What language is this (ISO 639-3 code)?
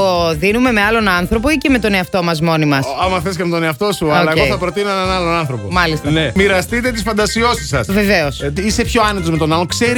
ell